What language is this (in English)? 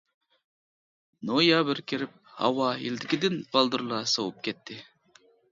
Uyghur